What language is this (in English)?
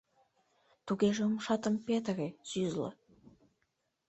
Mari